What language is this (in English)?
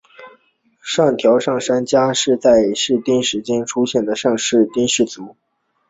Chinese